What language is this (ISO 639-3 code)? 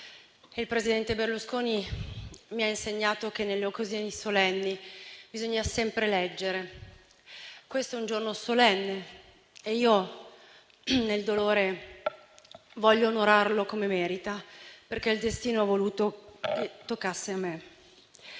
ita